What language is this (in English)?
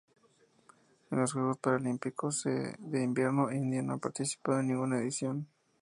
Spanish